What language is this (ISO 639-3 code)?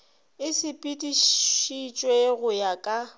nso